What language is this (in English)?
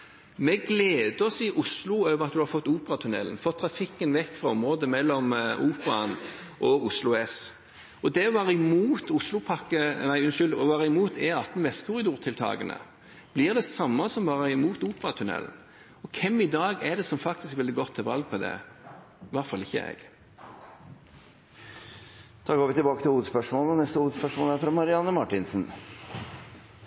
Norwegian